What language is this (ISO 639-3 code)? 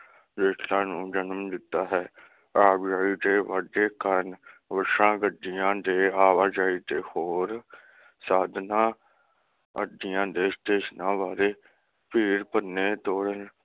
pan